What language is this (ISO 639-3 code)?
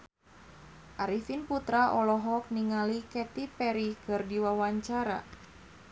sun